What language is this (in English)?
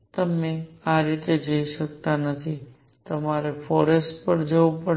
Gujarati